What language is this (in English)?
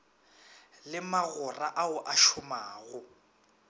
Northern Sotho